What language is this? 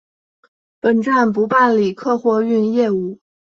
Chinese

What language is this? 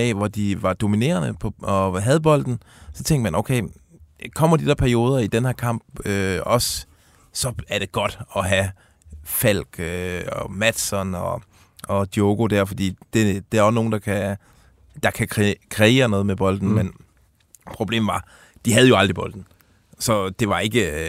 Danish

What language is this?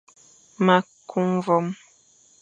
Fang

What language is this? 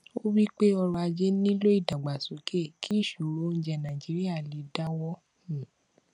Yoruba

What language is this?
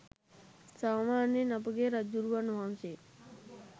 Sinhala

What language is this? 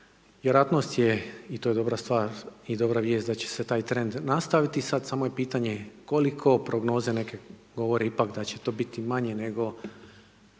Croatian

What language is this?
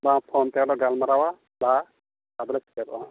Santali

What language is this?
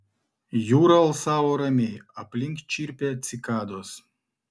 Lithuanian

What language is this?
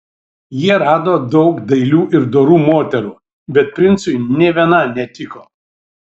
Lithuanian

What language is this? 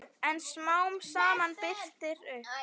Icelandic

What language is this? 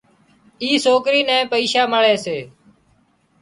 Wadiyara Koli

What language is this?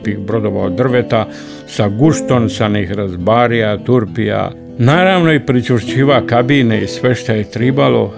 Croatian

